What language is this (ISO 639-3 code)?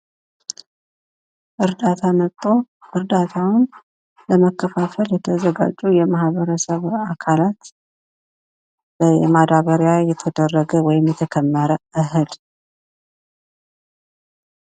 amh